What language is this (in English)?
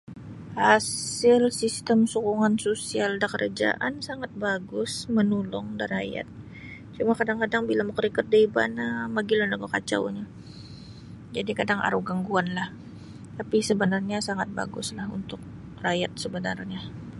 Sabah Bisaya